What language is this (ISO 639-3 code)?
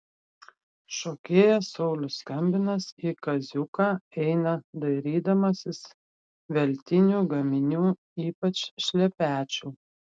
lit